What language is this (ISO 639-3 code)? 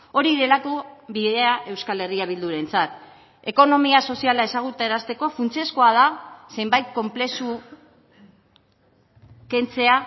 eus